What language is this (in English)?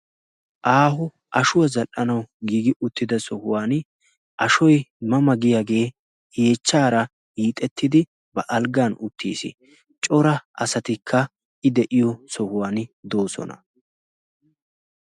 Wolaytta